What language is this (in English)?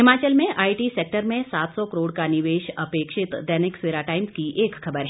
Hindi